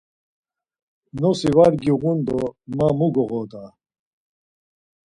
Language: Laz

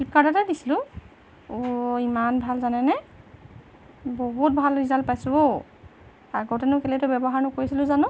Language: Assamese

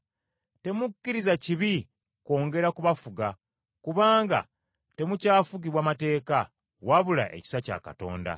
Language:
Ganda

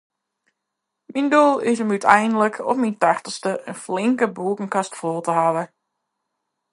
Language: Western Frisian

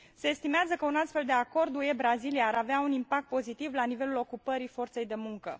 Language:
Romanian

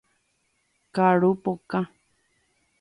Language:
Guarani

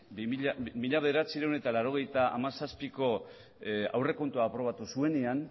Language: Basque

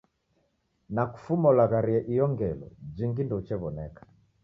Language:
Taita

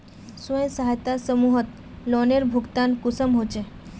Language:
Magahi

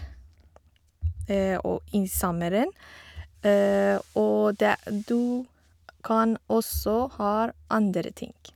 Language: Norwegian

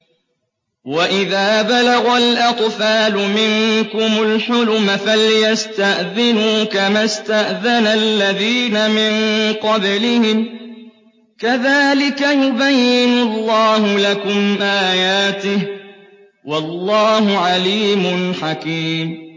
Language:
Arabic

